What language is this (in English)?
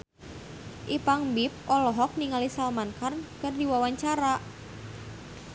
Sundanese